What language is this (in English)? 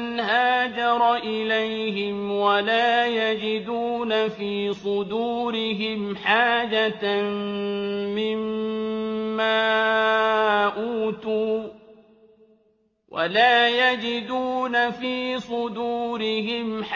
Arabic